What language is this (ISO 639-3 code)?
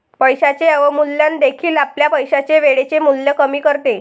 mar